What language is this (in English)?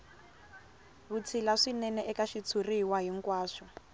Tsonga